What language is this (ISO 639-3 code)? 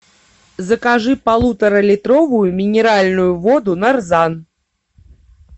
rus